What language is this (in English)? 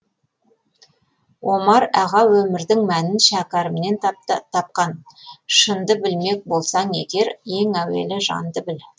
Kazakh